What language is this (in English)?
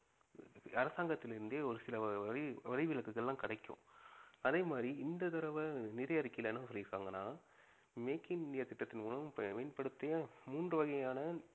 Tamil